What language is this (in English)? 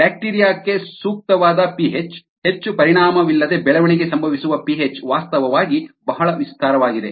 Kannada